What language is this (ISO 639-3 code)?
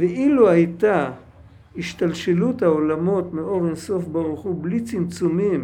heb